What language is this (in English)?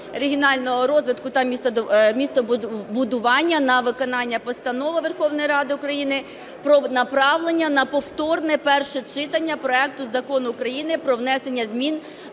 Ukrainian